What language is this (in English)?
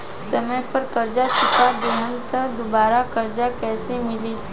Bhojpuri